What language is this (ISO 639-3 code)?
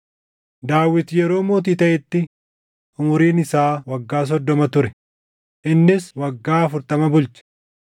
orm